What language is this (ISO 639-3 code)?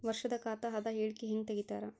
kan